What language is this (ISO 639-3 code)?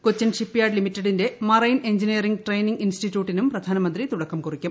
mal